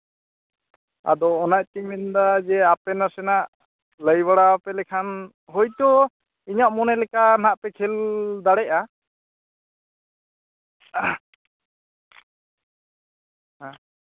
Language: Santali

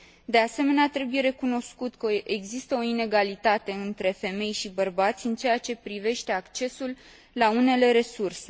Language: Romanian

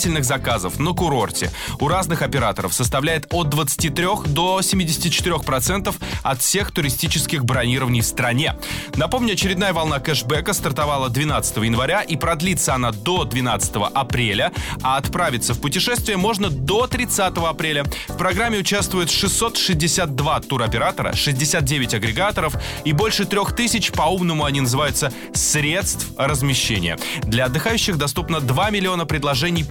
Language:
Russian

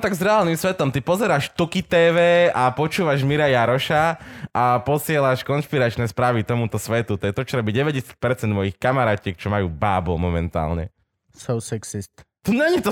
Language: Slovak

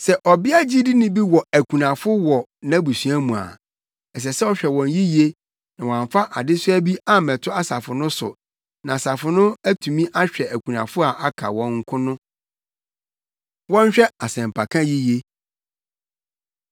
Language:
Akan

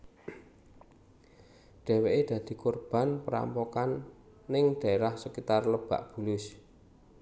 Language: Javanese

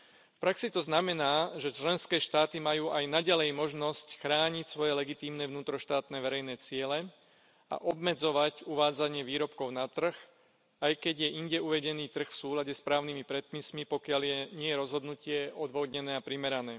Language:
Slovak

